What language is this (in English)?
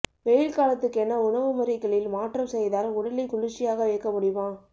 Tamil